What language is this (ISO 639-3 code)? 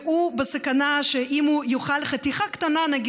heb